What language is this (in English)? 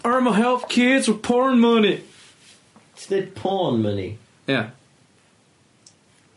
Welsh